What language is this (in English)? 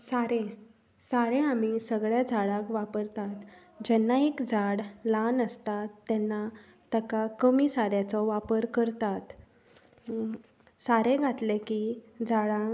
Konkani